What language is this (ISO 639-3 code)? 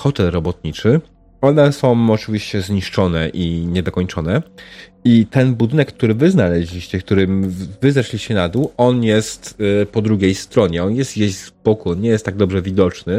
pol